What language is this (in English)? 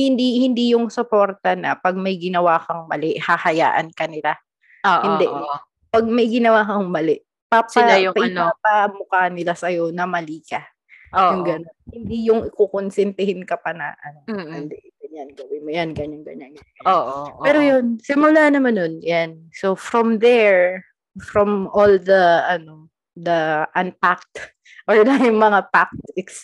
Filipino